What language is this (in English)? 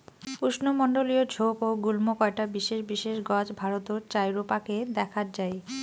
Bangla